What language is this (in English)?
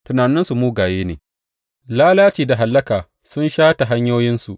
Hausa